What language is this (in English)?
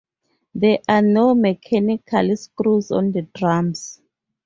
English